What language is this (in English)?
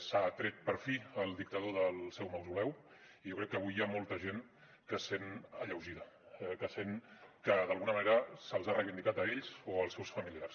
Catalan